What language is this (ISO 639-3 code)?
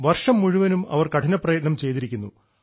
mal